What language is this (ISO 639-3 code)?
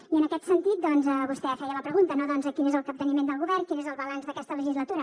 cat